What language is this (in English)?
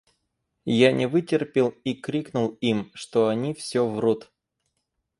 Russian